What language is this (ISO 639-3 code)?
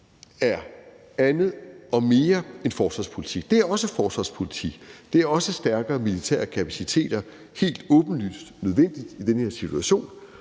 dan